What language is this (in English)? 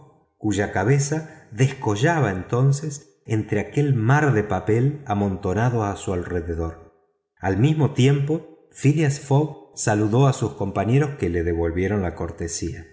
Spanish